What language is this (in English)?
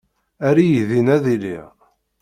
Kabyle